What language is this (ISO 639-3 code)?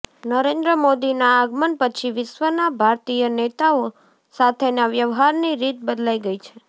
guj